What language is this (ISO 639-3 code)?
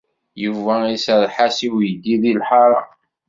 kab